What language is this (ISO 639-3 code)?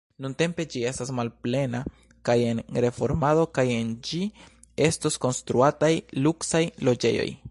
epo